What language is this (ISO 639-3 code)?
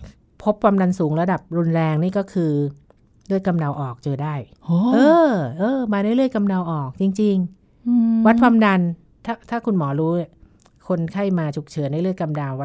tha